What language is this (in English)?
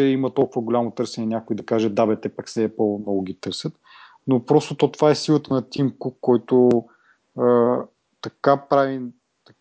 Bulgarian